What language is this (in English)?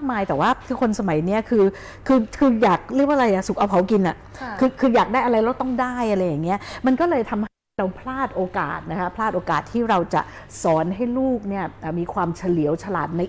Thai